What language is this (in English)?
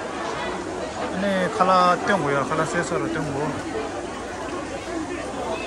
Korean